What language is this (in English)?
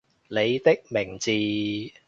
Cantonese